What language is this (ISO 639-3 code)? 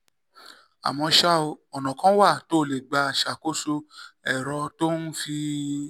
yor